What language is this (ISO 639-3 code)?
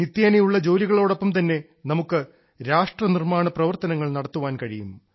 mal